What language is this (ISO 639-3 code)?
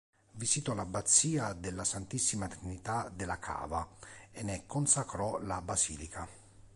ita